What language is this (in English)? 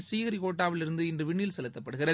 Tamil